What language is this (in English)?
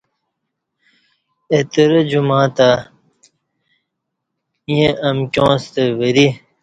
Kati